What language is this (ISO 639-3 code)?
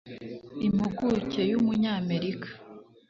kin